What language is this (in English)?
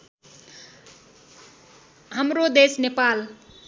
Nepali